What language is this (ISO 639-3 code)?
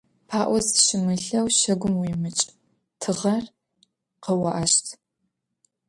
ady